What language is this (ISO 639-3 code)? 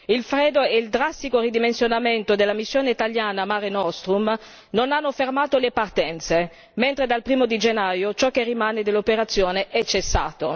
ita